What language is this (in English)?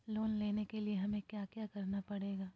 Magahi